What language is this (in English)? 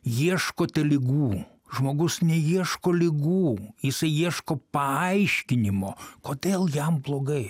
Lithuanian